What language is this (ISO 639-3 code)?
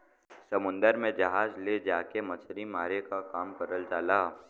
bho